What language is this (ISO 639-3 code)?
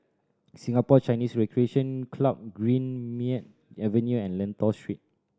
eng